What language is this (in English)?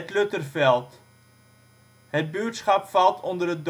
Dutch